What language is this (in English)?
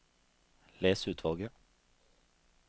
Norwegian